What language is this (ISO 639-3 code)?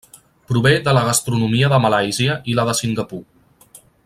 cat